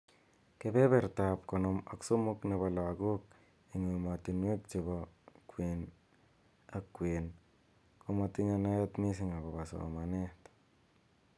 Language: Kalenjin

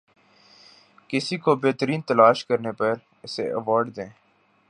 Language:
Urdu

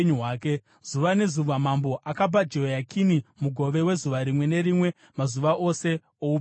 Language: Shona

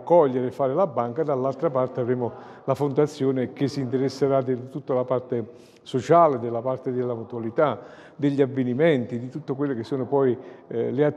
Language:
Italian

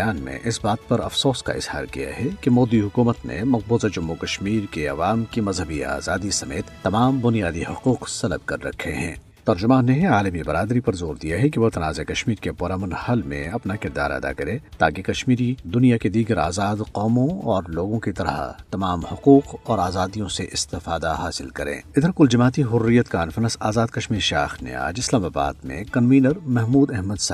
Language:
Urdu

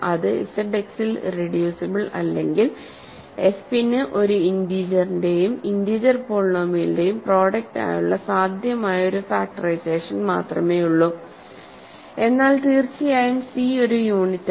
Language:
Malayalam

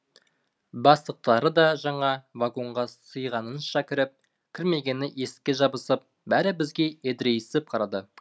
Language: Kazakh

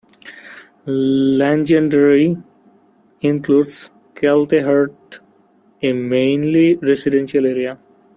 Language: English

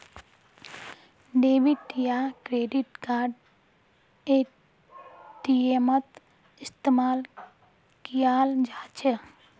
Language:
Magahi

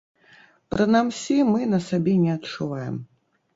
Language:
Belarusian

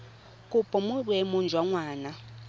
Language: Tswana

